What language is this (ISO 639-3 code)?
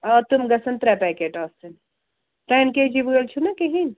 kas